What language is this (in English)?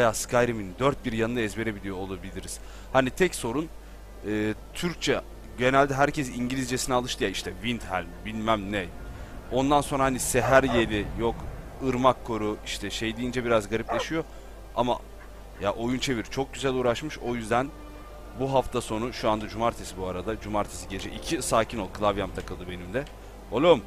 Turkish